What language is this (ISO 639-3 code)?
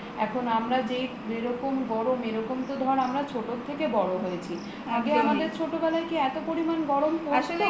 ben